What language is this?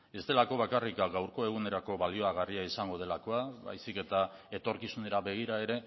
Basque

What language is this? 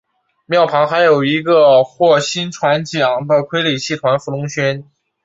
Chinese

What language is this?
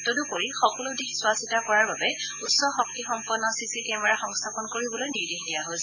Assamese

